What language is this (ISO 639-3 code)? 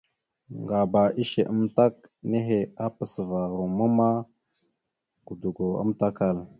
mxu